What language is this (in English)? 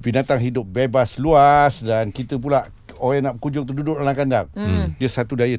Malay